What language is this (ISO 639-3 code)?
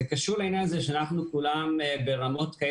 heb